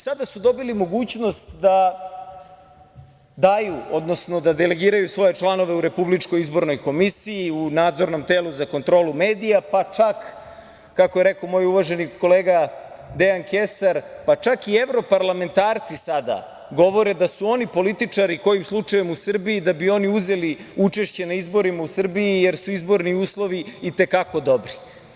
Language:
Serbian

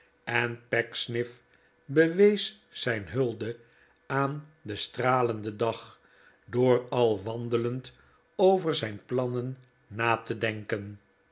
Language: Dutch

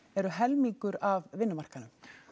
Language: Icelandic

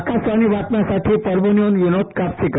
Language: Marathi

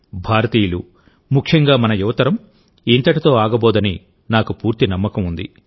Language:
Telugu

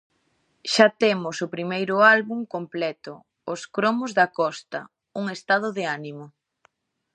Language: Galician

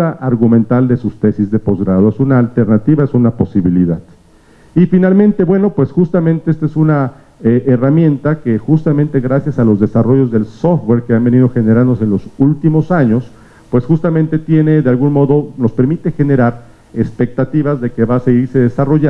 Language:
Spanish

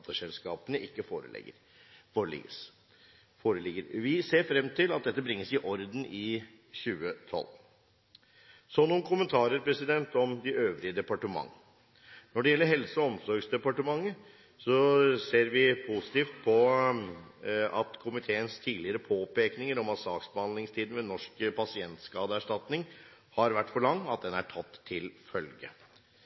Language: Norwegian Bokmål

